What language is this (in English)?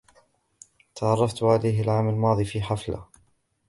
Arabic